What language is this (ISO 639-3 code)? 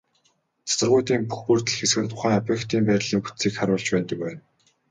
mon